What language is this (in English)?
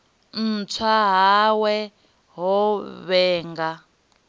Venda